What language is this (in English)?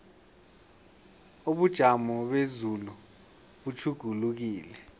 South Ndebele